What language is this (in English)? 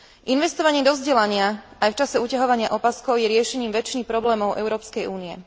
Slovak